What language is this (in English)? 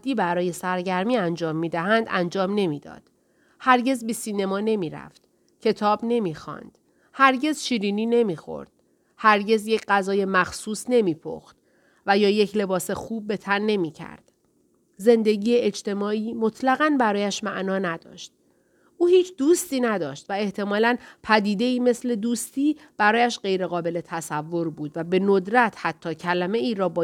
Persian